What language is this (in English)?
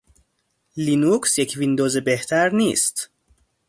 Persian